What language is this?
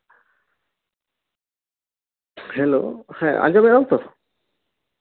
Santali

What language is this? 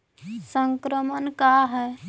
Magahi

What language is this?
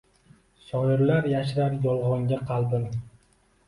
Uzbek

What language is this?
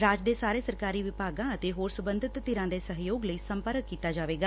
Punjabi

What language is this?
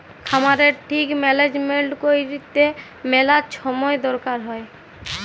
Bangla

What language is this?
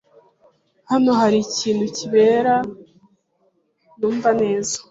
Kinyarwanda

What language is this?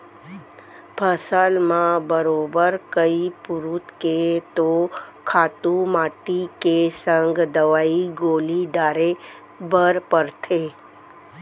Chhattisgarhi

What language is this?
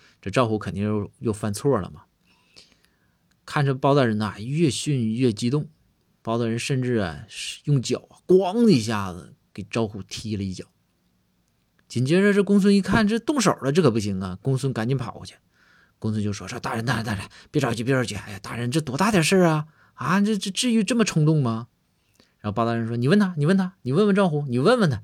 Chinese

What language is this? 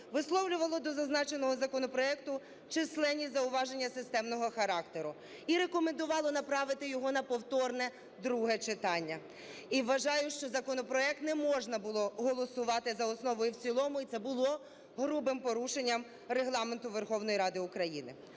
Ukrainian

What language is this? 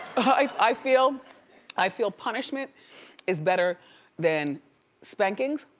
English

